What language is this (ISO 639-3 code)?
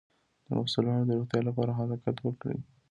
pus